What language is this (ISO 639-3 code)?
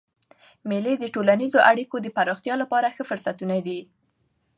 pus